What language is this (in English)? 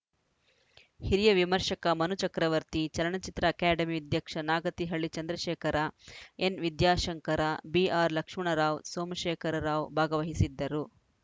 Kannada